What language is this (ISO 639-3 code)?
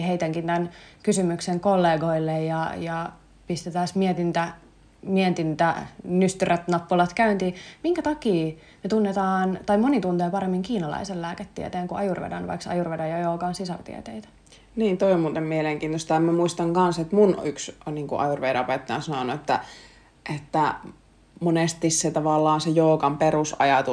fin